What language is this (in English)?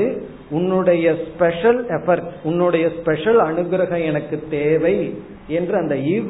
Tamil